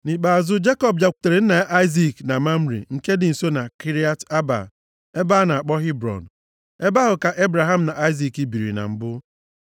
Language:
Igbo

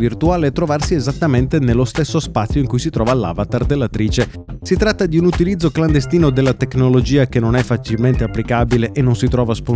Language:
Italian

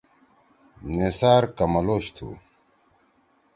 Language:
Torwali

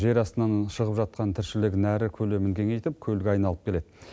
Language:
Kazakh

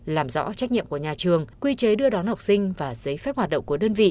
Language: Vietnamese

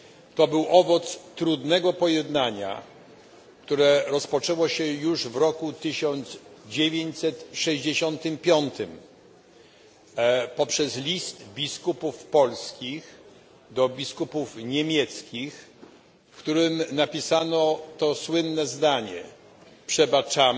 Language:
Polish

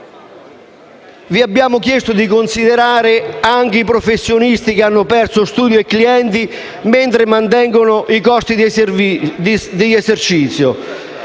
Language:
Italian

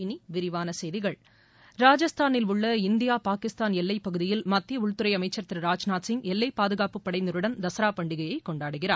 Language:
Tamil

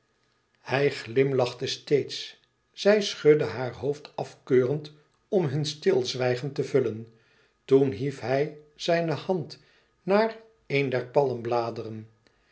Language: Dutch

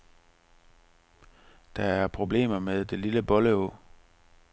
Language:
Danish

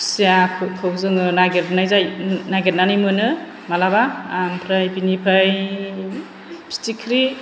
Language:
Bodo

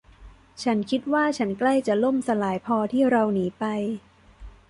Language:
Thai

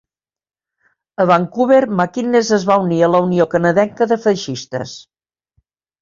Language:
Catalan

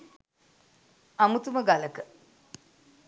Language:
Sinhala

